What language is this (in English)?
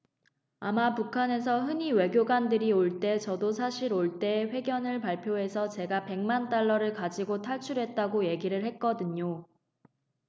Korean